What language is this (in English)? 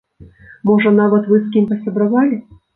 Belarusian